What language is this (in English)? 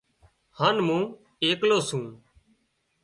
Wadiyara Koli